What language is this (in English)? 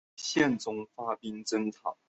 Chinese